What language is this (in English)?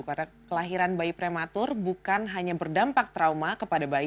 Indonesian